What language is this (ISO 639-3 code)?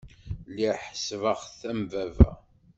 kab